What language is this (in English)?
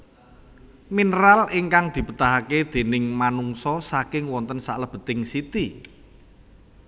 Javanese